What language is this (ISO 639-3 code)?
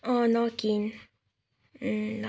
nep